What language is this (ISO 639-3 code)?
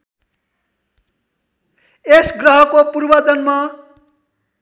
nep